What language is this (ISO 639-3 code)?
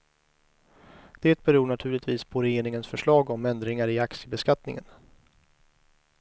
swe